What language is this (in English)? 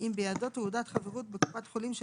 Hebrew